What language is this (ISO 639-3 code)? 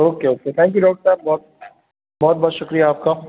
urd